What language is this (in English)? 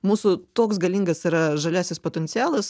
Lithuanian